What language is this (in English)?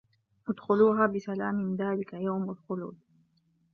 Arabic